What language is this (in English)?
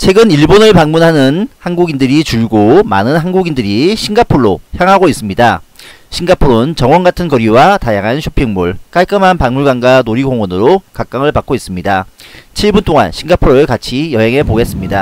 Korean